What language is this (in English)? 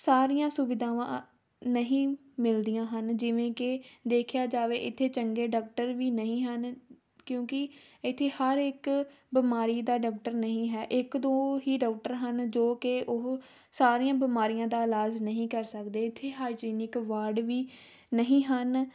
Punjabi